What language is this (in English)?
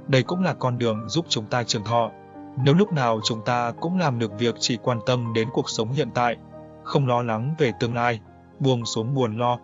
Vietnamese